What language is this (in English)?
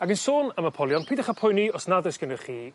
Welsh